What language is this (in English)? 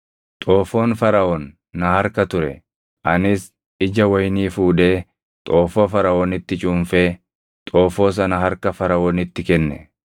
Oromo